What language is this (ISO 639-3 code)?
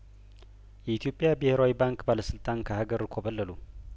amh